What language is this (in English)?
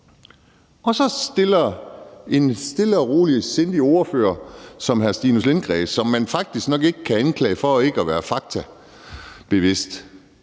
Danish